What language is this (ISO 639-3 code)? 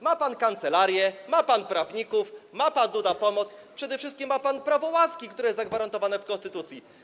pol